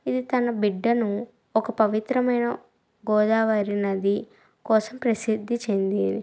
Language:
Telugu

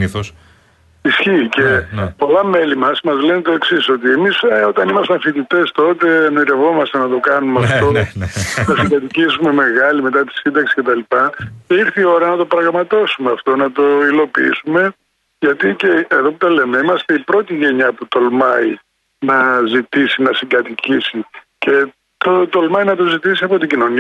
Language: Greek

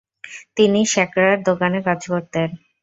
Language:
Bangla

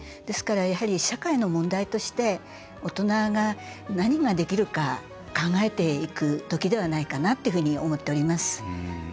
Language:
Japanese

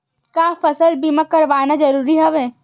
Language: Chhattisgarhi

